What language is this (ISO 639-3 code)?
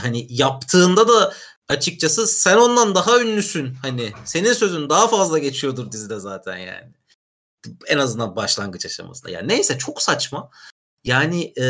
tur